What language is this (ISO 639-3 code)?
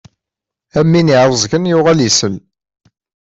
kab